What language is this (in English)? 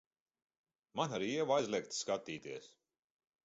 Latvian